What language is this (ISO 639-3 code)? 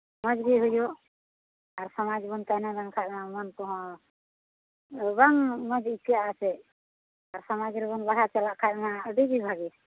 sat